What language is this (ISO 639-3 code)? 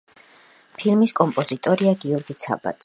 kat